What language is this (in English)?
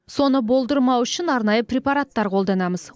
Kazakh